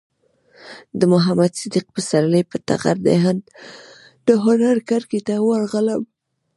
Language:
Pashto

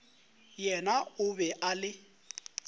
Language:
Northern Sotho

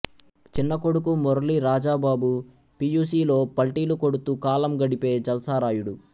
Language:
Telugu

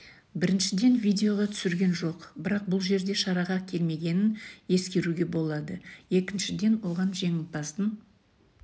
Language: Kazakh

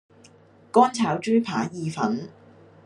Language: Cantonese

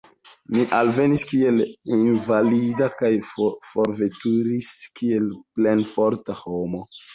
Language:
Esperanto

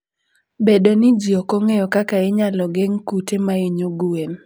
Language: Luo (Kenya and Tanzania)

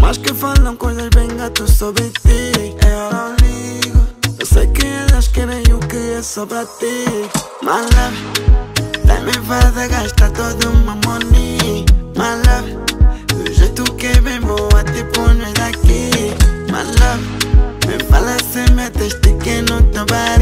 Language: Spanish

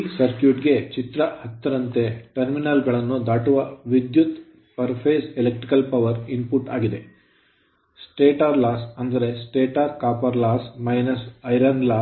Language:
Kannada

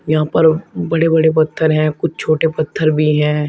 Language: Hindi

